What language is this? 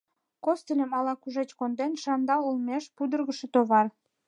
Mari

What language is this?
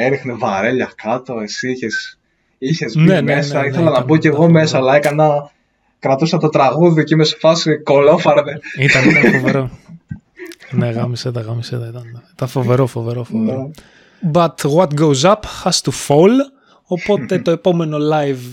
Greek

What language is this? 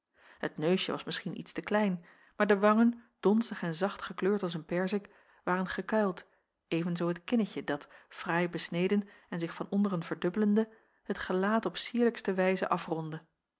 Dutch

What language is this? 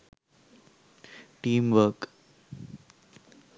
Sinhala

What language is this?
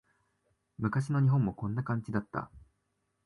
Japanese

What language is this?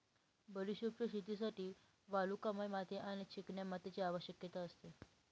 Marathi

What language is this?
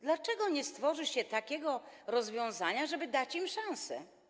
Polish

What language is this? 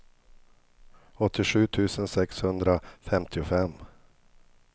Swedish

